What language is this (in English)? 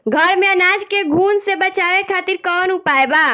Bhojpuri